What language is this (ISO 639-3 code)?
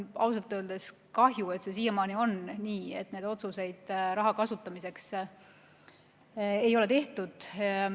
est